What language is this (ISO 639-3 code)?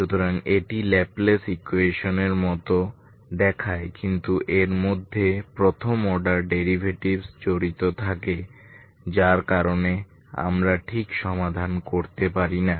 ben